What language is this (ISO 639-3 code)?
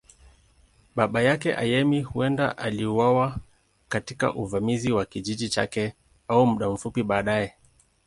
swa